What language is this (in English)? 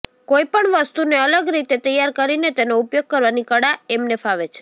Gujarati